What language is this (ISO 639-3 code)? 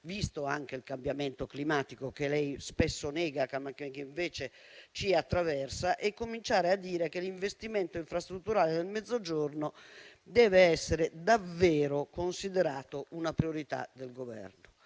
ita